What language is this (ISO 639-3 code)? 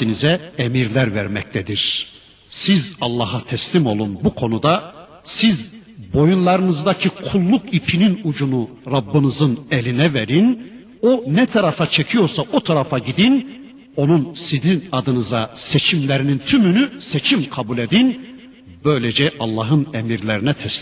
tur